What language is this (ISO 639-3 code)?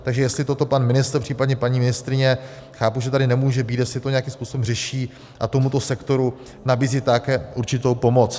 ces